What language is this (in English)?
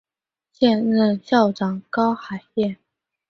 Chinese